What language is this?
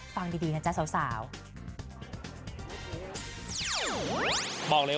Thai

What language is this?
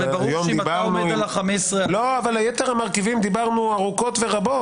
Hebrew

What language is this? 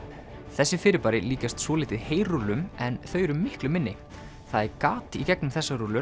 Icelandic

